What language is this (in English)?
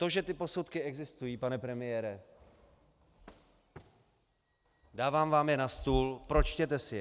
Czech